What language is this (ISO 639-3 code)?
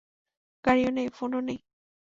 ben